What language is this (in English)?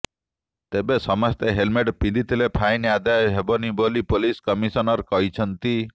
Odia